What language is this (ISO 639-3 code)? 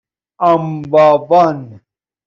fas